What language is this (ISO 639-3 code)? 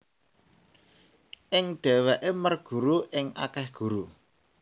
jav